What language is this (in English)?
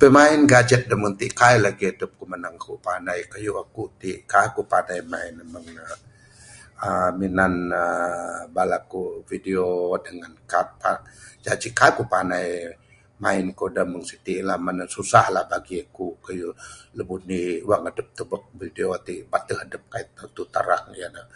Bukar-Sadung Bidayuh